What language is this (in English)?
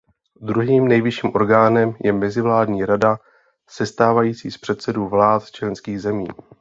Czech